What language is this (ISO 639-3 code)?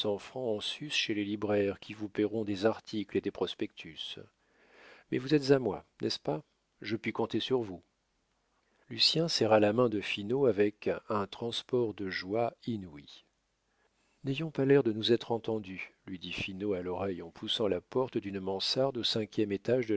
fra